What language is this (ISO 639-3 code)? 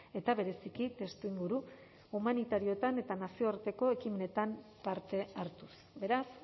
eus